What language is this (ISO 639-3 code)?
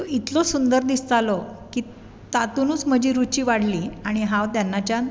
kok